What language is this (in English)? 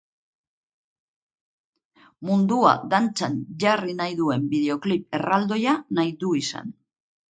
Basque